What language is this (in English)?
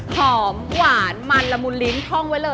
Thai